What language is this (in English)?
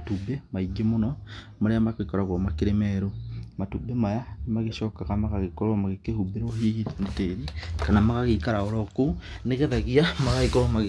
Kikuyu